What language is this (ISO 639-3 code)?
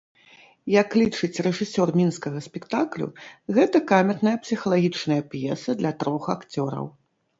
bel